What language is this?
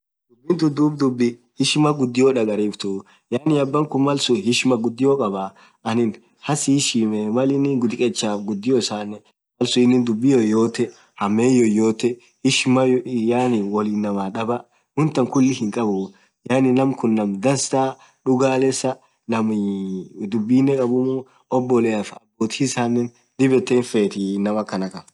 Orma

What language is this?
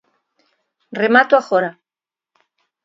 Galician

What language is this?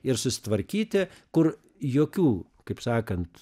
Lithuanian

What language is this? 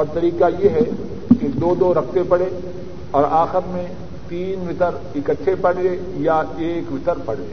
Urdu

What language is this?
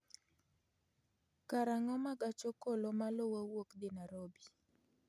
Luo (Kenya and Tanzania)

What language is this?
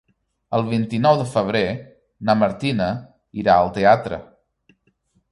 Catalan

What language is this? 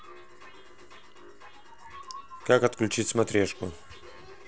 Russian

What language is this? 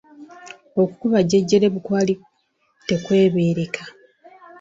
Ganda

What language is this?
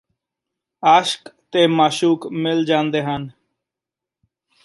Punjabi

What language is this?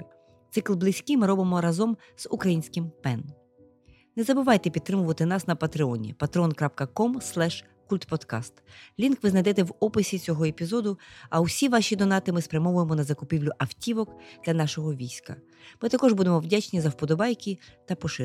Ukrainian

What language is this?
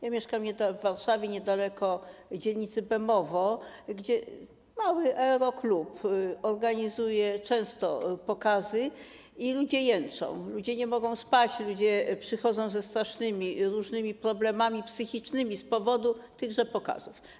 Polish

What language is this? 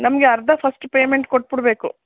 Kannada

